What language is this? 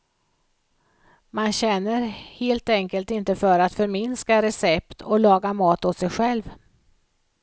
Swedish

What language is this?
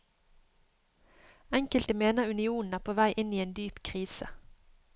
Norwegian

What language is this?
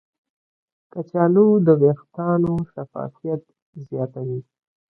Pashto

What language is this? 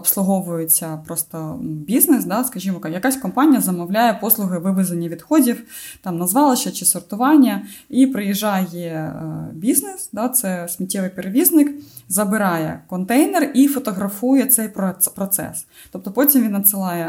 Ukrainian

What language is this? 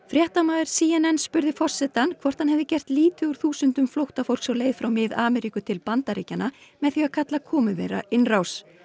Icelandic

